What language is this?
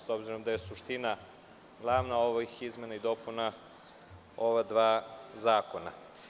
Serbian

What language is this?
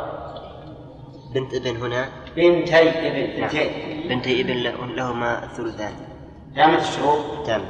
Arabic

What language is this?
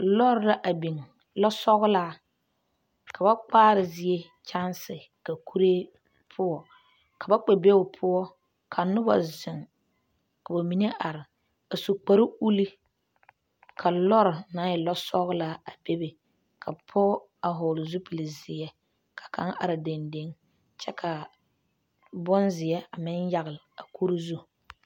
Southern Dagaare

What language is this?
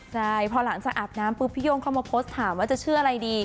Thai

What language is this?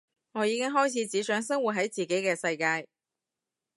Cantonese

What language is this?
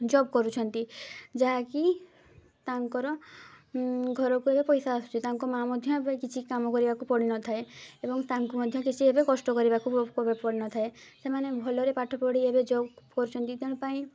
Odia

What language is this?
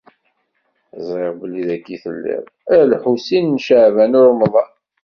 Kabyle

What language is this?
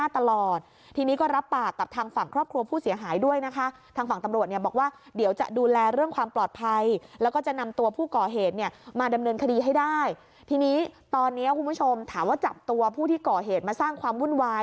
Thai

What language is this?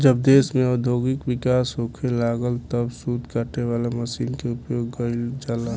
Bhojpuri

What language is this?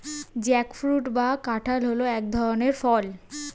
Bangla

